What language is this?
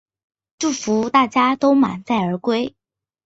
Chinese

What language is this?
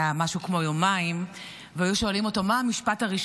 Hebrew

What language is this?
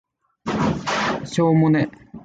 Japanese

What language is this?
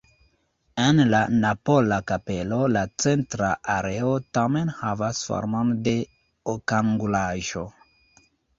Esperanto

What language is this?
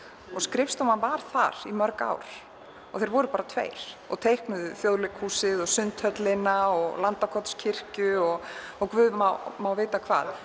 Icelandic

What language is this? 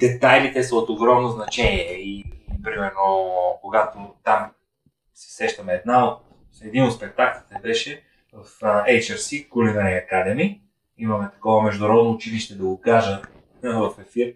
Bulgarian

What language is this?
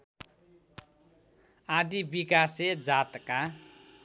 Nepali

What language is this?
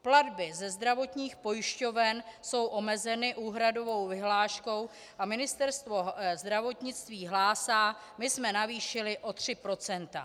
Czech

